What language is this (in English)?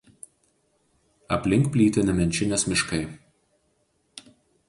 Lithuanian